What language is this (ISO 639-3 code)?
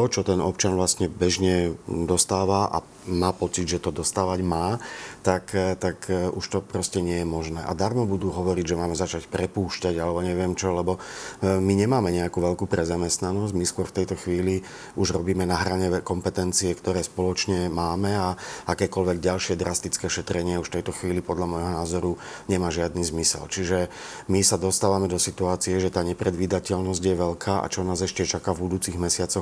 slk